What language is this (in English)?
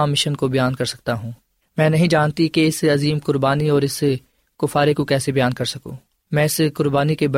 Urdu